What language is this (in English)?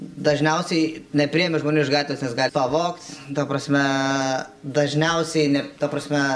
Lithuanian